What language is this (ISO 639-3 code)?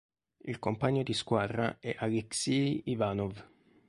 ita